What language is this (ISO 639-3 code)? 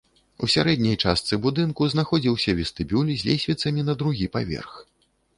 bel